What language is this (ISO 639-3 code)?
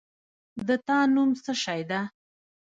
pus